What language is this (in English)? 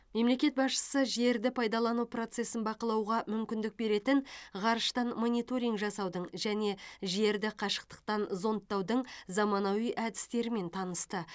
Kazakh